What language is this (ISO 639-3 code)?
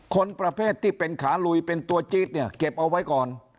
tha